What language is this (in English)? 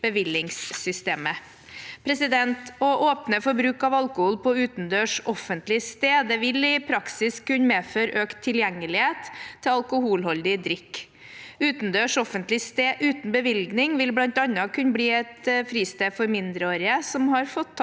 Norwegian